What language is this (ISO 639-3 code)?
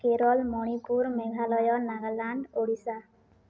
ori